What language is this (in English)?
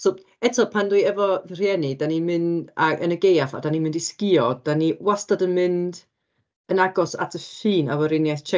Welsh